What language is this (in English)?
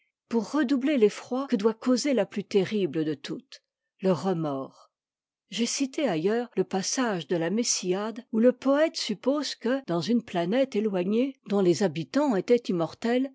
French